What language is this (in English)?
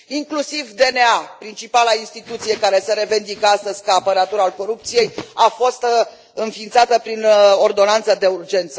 Romanian